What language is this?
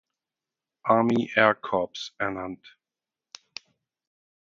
German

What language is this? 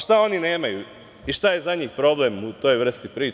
Serbian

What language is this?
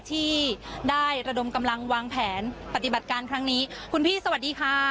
Thai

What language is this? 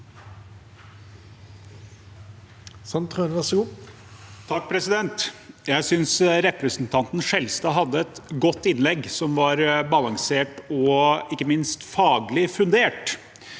Norwegian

